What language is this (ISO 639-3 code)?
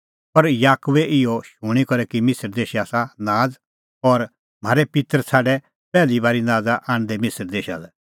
kfx